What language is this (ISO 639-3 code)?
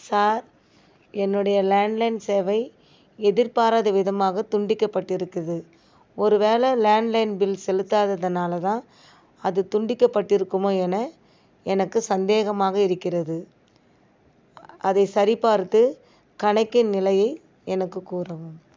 tam